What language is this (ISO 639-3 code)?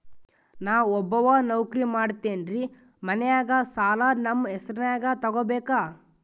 kan